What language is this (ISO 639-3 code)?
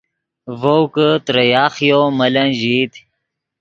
ydg